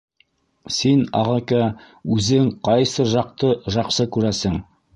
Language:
Bashkir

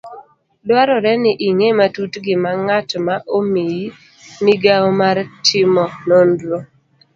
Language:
Luo (Kenya and Tanzania)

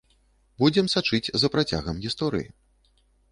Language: Belarusian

